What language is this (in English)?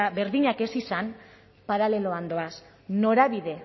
Basque